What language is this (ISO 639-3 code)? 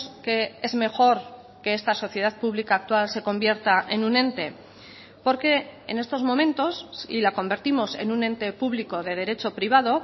spa